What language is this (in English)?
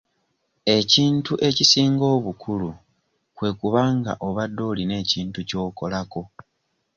Ganda